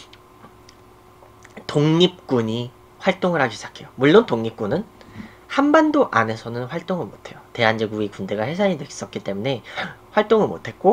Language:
Korean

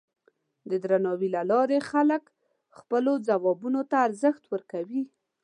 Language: Pashto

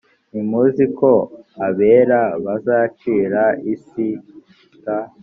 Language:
Kinyarwanda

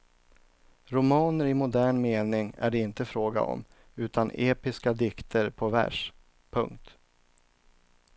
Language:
Swedish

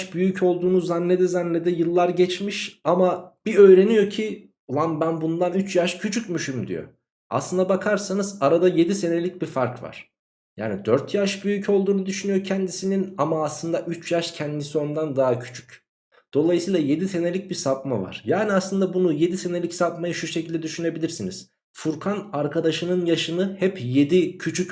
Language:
Turkish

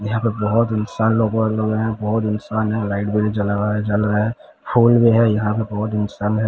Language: Hindi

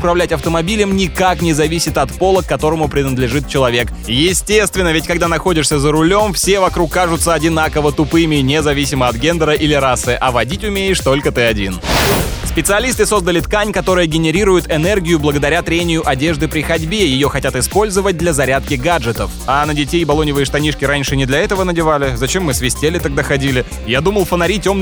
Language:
Russian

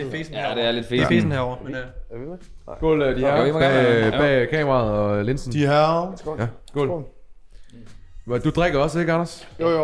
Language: Danish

